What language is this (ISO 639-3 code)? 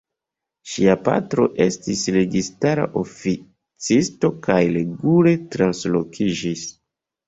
epo